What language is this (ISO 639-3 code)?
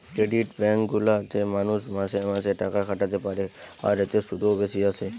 ben